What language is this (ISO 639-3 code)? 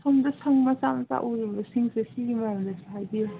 mni